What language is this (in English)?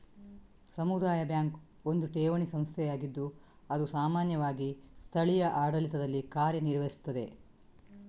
Kannada